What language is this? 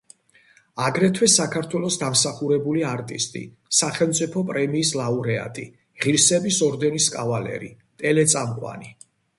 Georgian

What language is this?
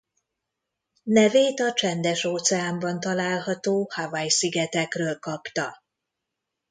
Hungarian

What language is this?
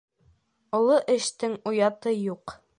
Bashkir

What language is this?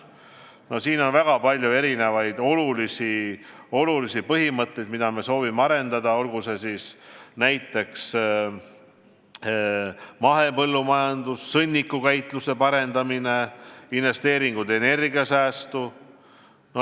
Estonian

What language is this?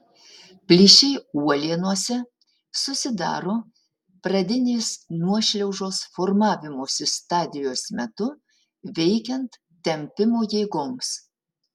Lithuanian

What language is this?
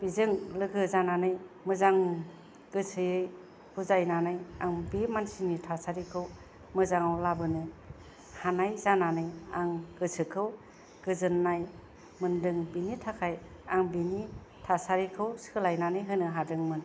Bodo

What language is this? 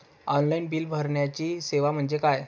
Marathi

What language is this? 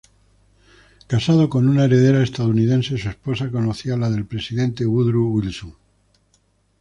Spanish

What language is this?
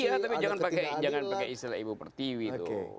Indonesian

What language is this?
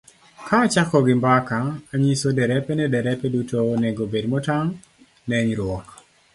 Luo (Kenya and Tanzania)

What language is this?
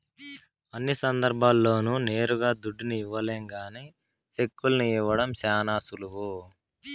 Telugu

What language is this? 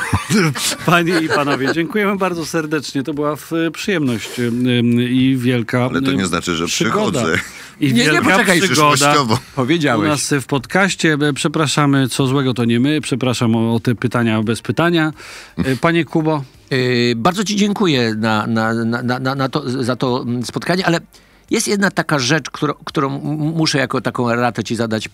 Polish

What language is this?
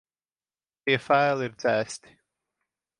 Latvian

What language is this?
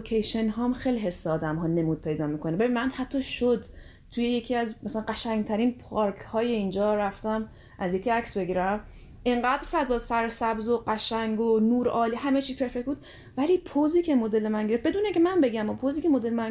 Persian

